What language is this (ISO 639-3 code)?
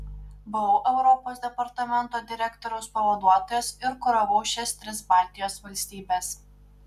lit